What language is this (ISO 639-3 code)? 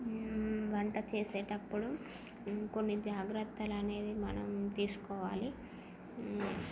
tel